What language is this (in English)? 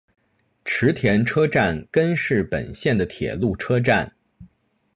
Chinese